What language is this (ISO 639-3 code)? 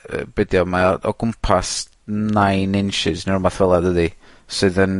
cym